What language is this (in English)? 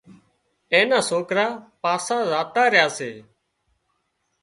Wadiyara Koli